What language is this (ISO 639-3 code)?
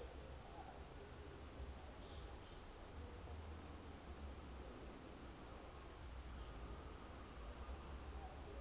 sot